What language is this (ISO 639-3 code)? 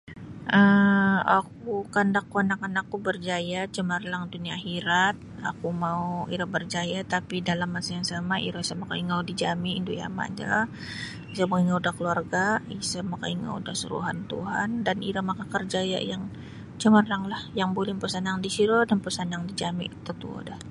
bsy